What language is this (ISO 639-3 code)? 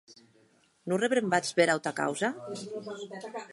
oci